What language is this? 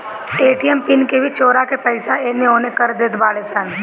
Bhojpuri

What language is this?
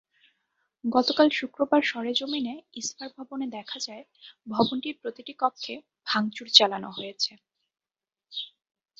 Bangla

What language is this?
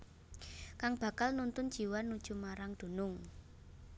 Javanese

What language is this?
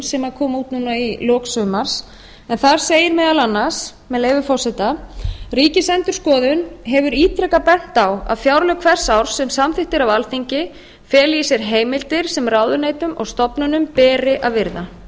Icelandic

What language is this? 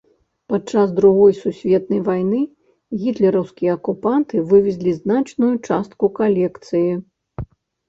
Belarusian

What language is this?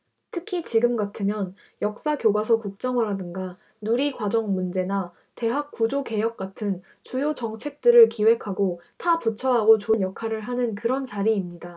Korean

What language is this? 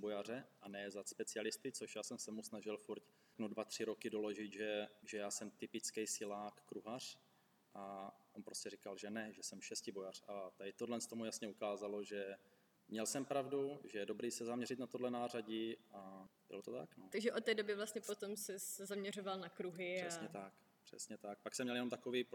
Czech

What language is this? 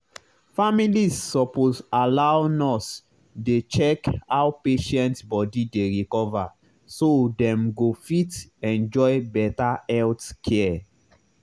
Nigerian Pidgin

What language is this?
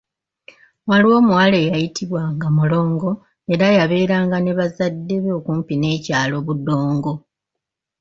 Ganda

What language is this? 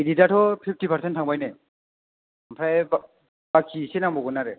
Bodo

